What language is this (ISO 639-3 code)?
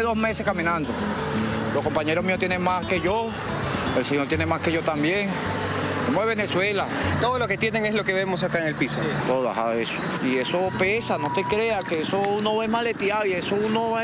spa